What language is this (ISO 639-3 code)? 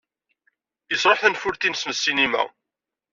kab